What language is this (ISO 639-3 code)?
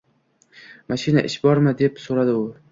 uzb